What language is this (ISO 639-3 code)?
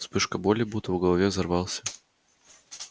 rus